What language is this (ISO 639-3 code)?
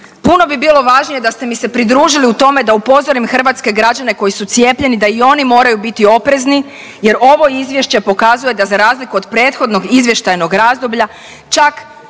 hrv